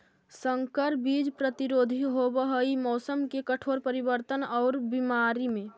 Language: Magahi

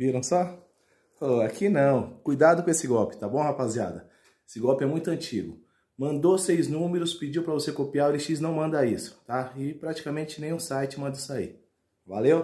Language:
Portuguese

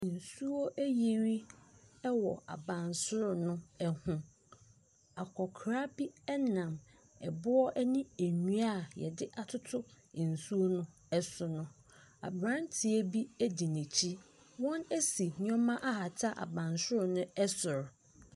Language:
Akan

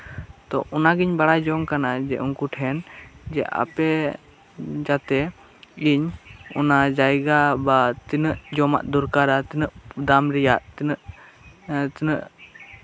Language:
Santali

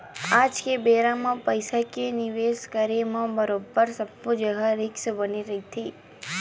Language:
Chhattisgarhi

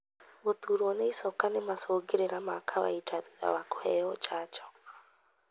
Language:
Kikuyu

